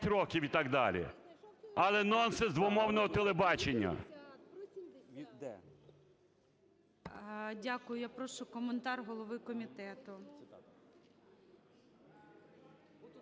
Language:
Ukrainian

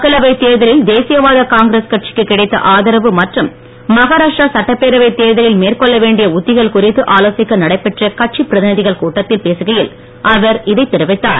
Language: Tamil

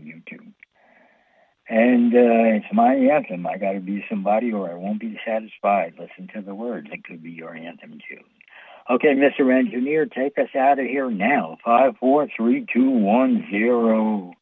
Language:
English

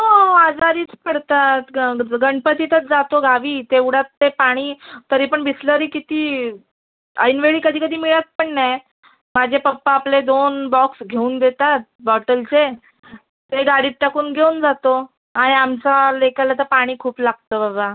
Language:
Marathi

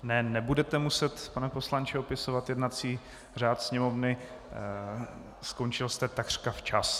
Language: Czech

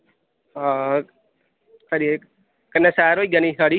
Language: Dogri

